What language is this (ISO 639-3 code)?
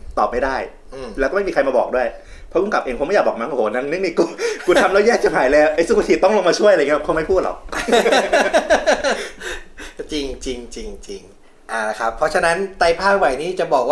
tha